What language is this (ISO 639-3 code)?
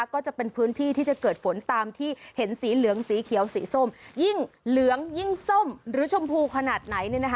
tha